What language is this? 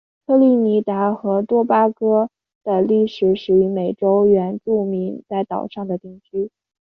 Chinese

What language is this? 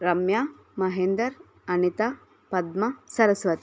Telugu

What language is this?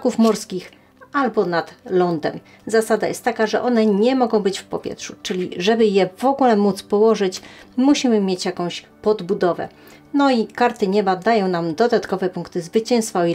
Polish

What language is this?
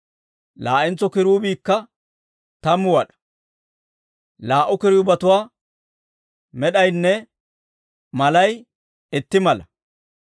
Dawro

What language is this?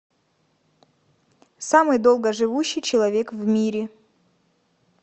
Russian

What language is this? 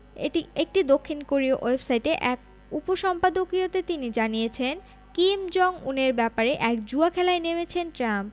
Bangla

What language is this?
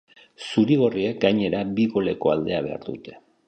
Basque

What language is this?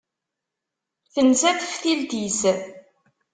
Kabyle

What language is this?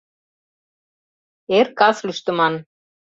Mari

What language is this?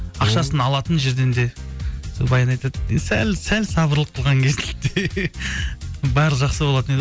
Kazakh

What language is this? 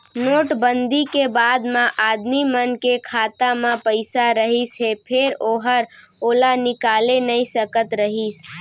Chhattisgarhi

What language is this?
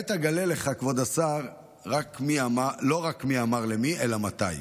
Hebrew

